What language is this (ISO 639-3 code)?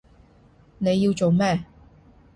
yue